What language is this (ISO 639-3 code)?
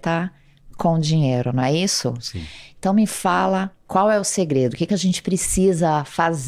por